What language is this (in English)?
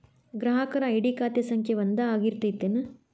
Kannada